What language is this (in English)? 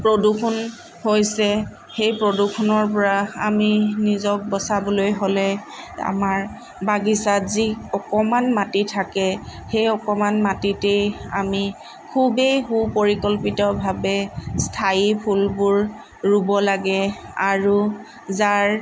Assamese